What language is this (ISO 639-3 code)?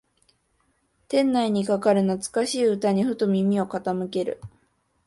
jpn